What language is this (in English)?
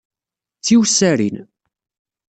Kabyle